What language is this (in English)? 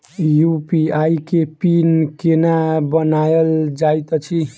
Maithili